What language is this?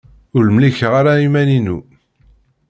Kabyle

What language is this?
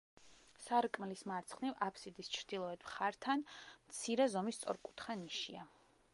Georgian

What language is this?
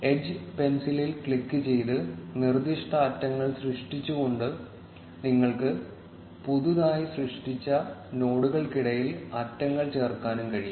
Malayalam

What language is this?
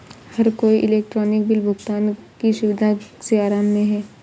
Hindi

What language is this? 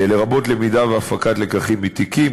Hebrew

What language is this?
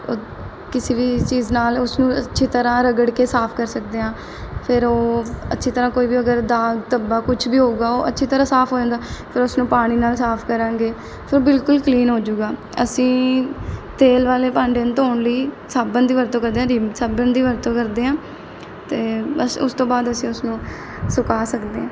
Punjabi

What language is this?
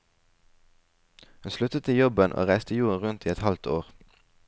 Norwegian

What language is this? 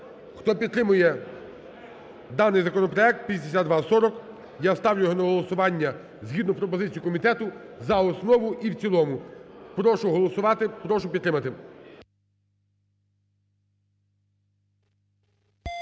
Ukrainian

